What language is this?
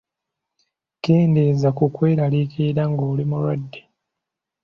Ganda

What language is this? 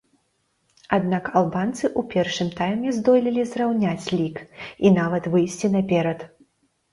Belarusian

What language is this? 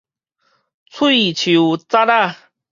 Min Nan Chinese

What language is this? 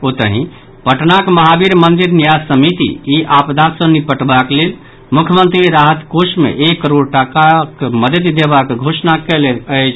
Maithili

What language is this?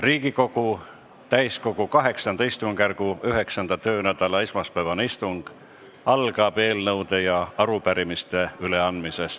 Estonian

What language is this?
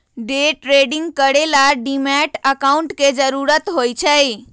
Magahi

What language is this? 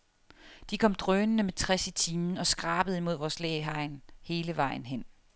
Danish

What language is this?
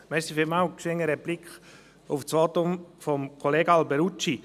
Swiss German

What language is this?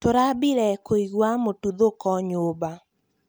Kikuyu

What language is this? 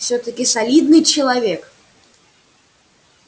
Russian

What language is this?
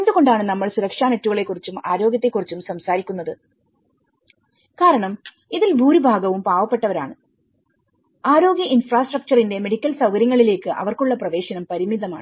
Malayalam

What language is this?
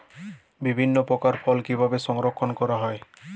Bangla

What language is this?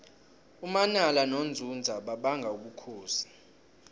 South Ndebele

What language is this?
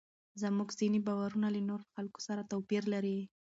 Pashto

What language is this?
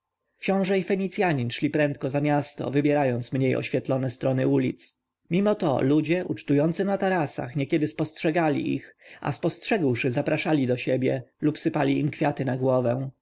Polish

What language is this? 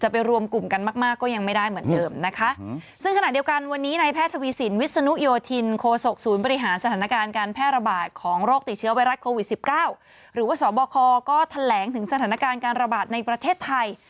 Thai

